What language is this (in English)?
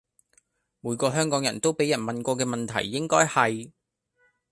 Cantonese